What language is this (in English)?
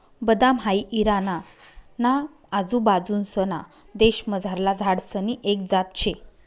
Marathi